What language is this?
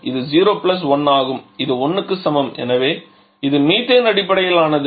Tamil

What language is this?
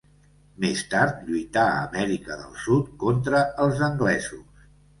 Catalan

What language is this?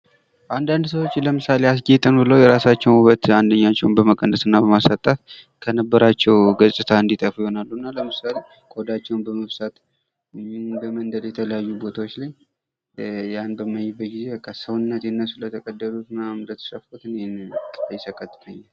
Amharic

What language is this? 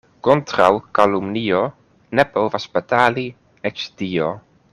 Esperanto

